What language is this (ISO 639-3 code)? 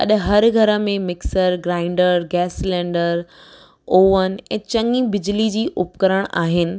snd